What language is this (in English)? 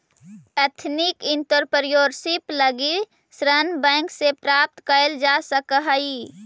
Magahi